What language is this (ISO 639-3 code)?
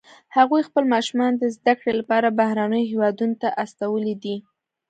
pus